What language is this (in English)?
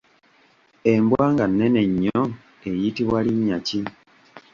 Ganda